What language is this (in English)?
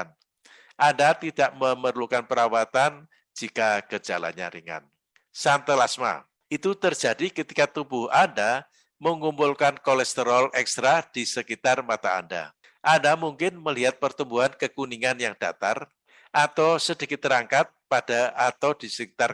Indonesian